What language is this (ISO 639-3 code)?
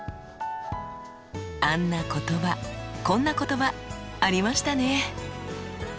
jpn